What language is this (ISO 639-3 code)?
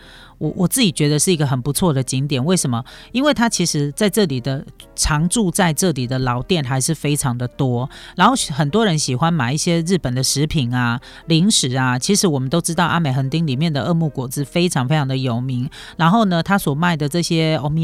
zho